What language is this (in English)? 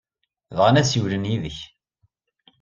Kabyle